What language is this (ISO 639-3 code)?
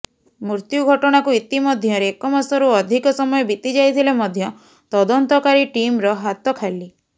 ori